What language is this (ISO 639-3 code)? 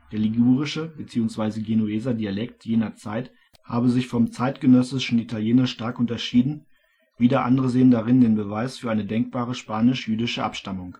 deu